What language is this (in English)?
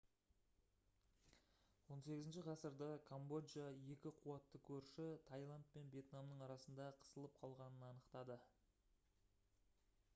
Kazakh